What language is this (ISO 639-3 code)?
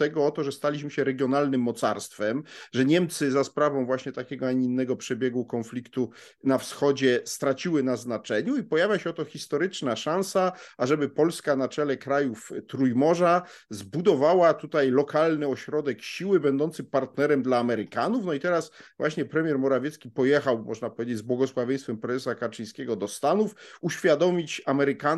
pol